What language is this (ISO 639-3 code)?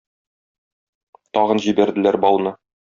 tat